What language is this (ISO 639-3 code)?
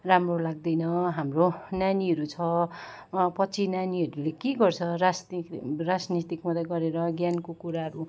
nep